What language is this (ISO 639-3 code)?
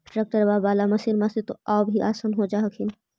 mag